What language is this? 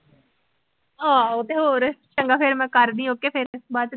Punjabi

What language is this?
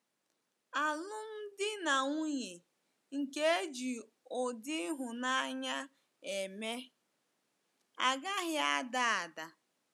Igbo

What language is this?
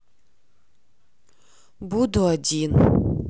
Russian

